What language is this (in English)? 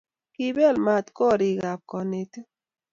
Kalenjin